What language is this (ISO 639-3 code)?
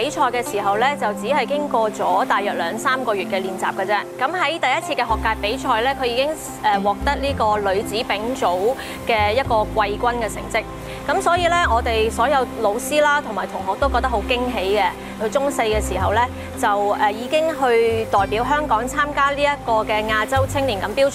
zho